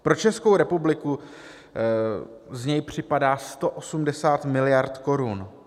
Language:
Czech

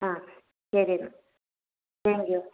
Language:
Malayalam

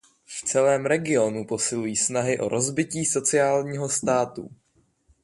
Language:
Czech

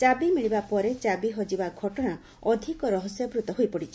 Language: Odia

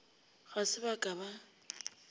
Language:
Northern Sotho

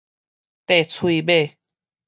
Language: Min Nan Chinese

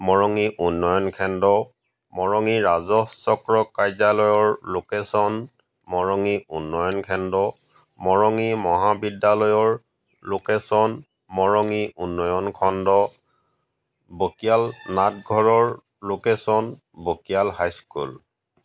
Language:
Assamese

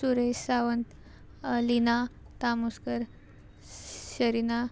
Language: Konkani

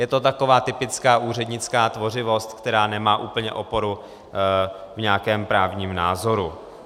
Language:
Czech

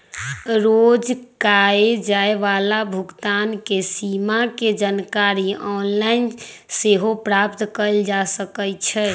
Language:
Magahi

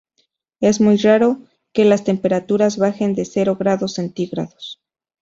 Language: Spanish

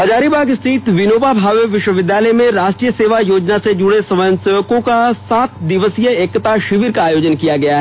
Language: Hindi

